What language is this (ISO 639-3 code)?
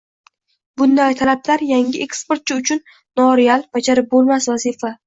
uzb